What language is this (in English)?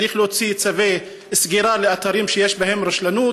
Hebrew